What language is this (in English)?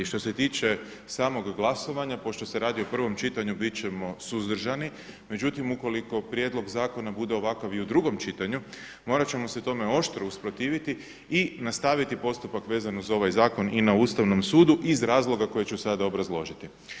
Croatian